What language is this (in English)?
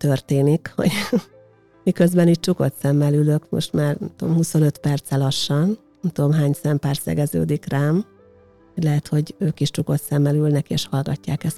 Hungarian